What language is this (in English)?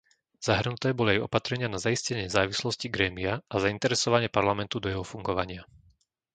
Slovak